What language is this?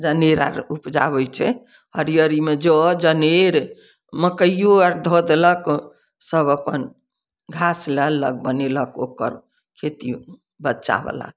Maithili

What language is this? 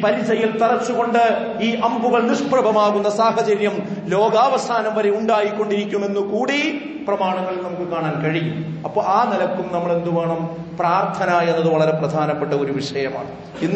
Arabic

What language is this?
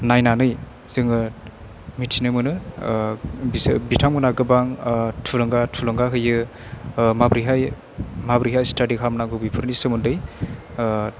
Bodo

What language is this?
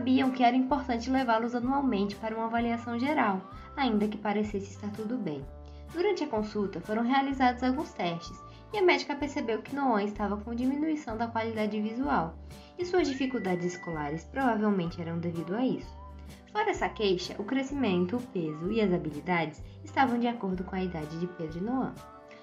Portuguese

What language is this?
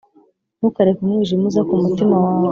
Kinyarwanda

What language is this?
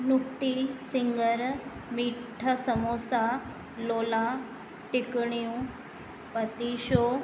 Sindhi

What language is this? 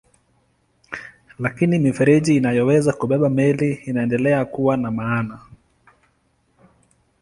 Swahili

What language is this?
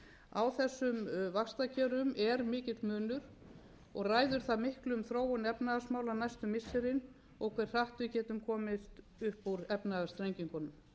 Icelandic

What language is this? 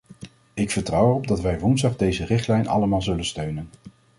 Dutch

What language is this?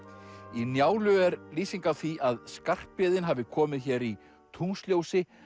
Icelandic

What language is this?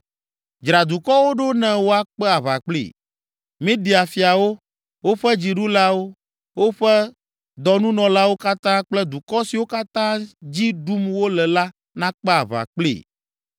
Ewe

